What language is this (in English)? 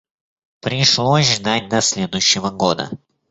Russian